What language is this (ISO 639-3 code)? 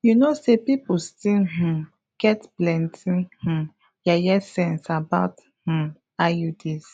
pcm